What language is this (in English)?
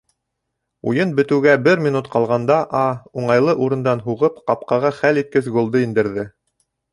Bashkir